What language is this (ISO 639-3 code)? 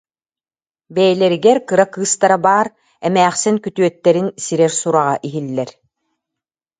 sah